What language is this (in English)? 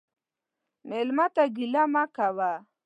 Pashto